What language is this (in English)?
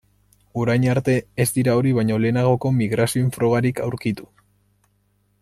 Basque